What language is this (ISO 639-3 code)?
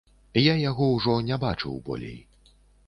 bel